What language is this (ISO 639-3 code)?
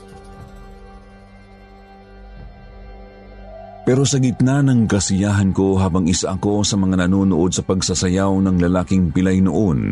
fil